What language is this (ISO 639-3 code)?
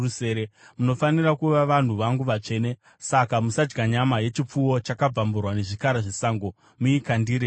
sna